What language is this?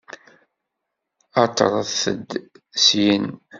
Kabyle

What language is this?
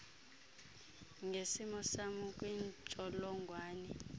Xhosa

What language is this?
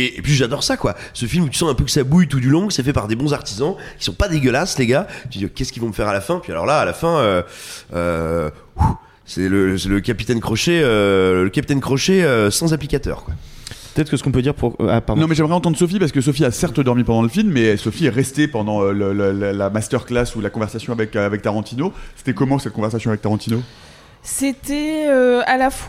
French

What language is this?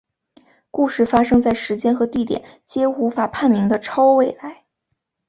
Chinese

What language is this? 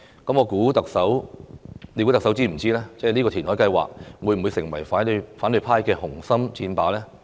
Cantonese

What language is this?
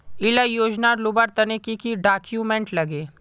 Magahi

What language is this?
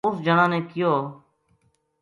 Gujari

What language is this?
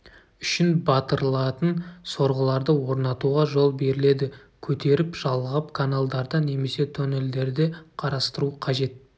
Kazakh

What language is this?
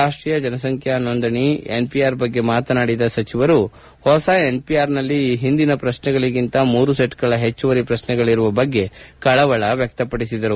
Kannada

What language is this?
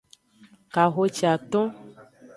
Aja (Benin)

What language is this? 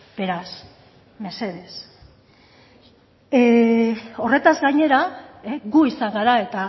Basque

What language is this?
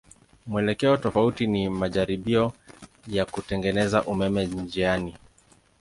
Swahili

